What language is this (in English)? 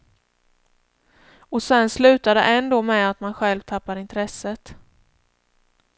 Swedish